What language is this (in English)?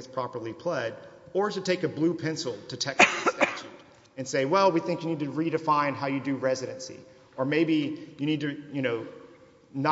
English